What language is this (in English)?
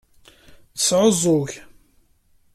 Kabyle